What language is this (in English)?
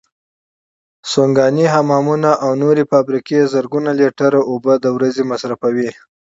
Pashto